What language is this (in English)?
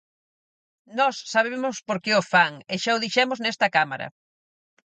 Galician